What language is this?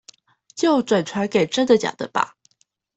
Chinese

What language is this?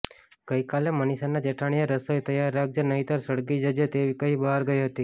Gujarati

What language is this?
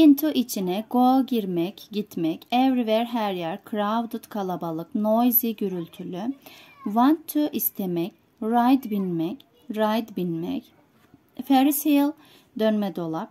Turkish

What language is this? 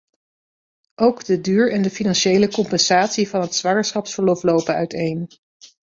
Dutch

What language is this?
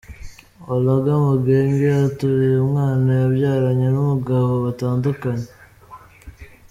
Kinyarwanda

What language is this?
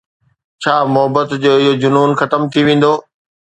Sindhi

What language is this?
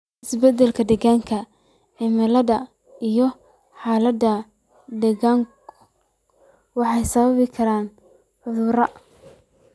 Somali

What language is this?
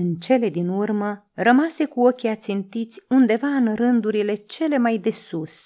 Romanian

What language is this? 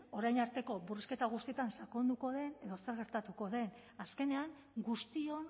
Basque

